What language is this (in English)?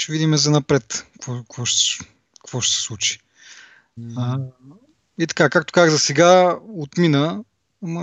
Bulgarian